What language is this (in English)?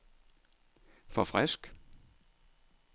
Danish